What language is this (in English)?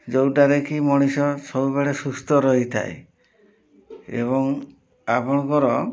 Odia